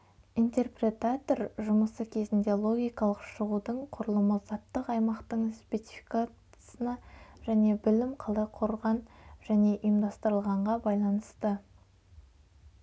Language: Kazakh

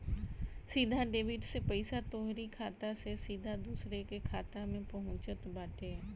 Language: Bhojpuri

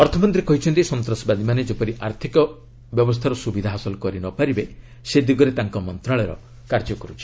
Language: Odia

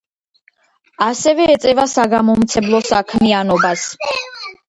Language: Georgian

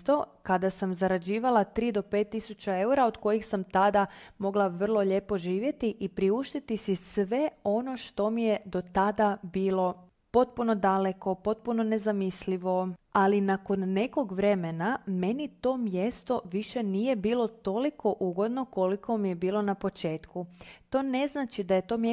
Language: Croatian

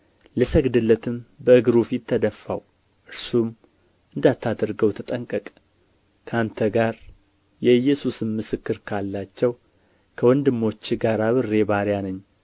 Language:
Amharic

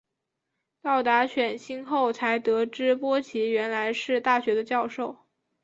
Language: Chinese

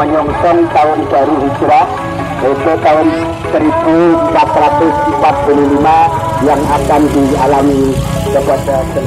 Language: Indonesian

